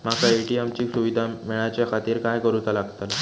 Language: Marathi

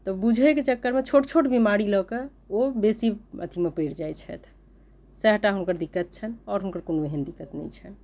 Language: Maithili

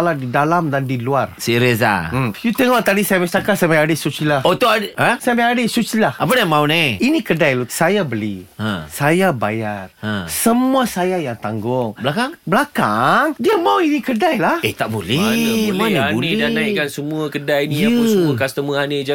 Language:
Malay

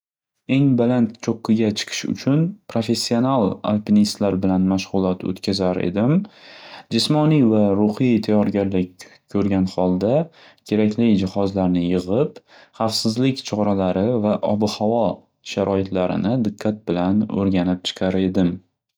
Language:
Uzbek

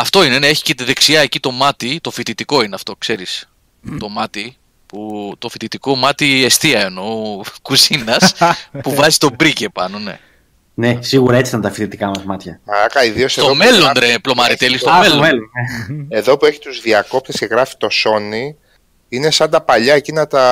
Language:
Greek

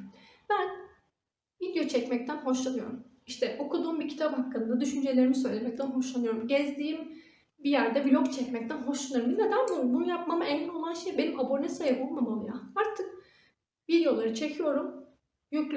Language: Turkish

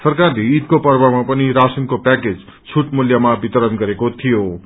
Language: Nepali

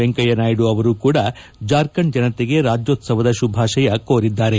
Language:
Kannada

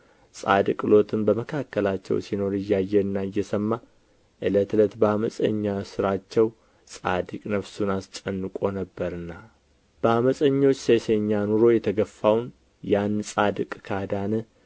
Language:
Amharic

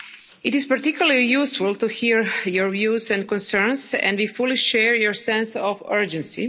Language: English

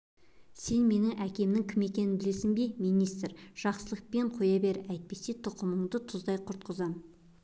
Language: Kazakh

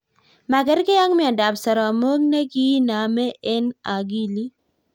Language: Kalenjin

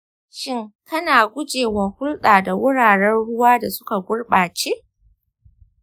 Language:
Hausa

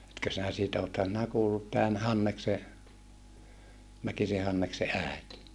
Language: Finnish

